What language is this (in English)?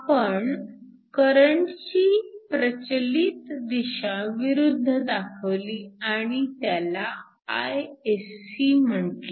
Marathi